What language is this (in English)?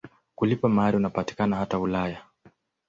Swahili